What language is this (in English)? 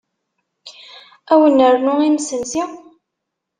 Kabyle